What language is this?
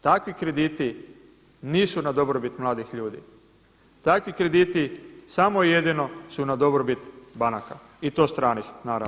Croatian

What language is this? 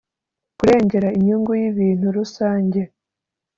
Kinyarwanda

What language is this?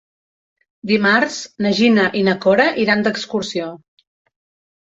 Catalan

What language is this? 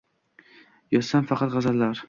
Uzbek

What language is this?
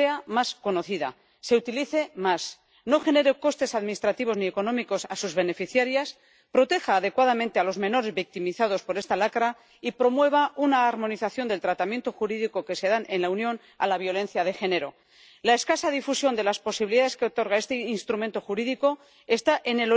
Spanish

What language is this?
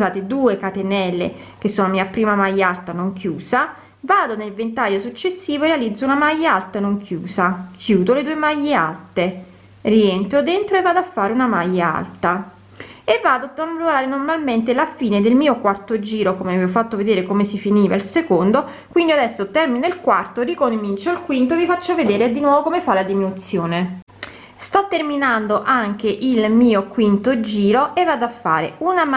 Italian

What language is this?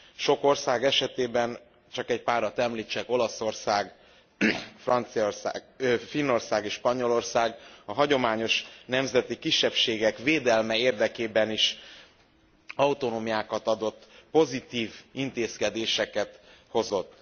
Hungarian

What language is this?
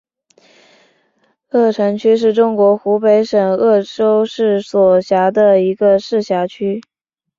Chinese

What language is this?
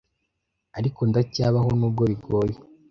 Kinyarwanda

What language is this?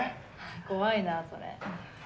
Japanese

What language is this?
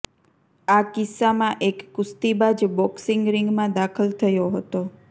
Gujarati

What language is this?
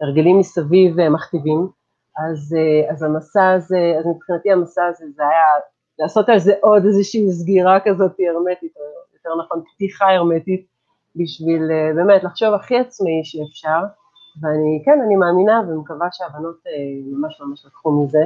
Hebrew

